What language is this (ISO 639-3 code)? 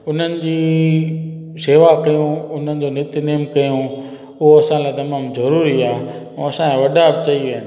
snd